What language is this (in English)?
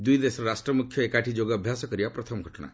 Odia